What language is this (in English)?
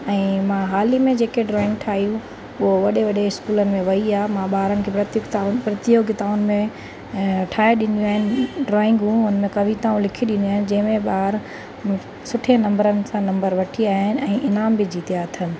Sindhi